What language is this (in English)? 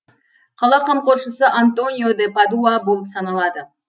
Kazakh